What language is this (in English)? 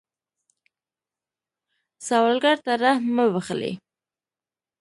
Pashto